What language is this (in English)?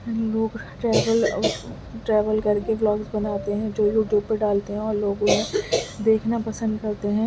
Urdu